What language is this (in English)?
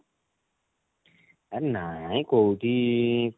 Odia